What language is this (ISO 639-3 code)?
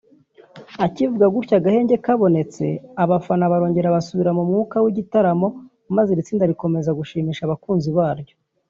kin